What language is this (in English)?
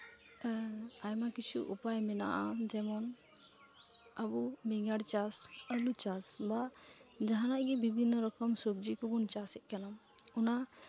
Santali